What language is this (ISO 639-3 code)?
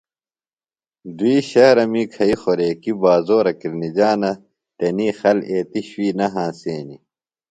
phl